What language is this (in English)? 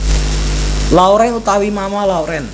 Javanese